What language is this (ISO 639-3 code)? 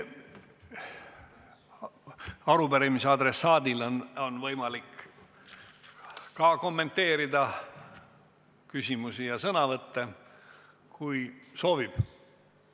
est